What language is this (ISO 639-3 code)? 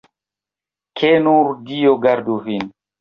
epo